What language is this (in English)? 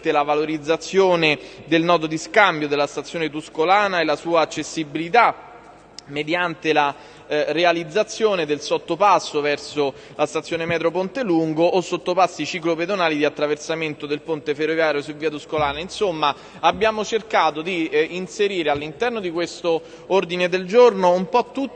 Italian